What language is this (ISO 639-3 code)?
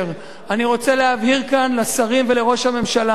heb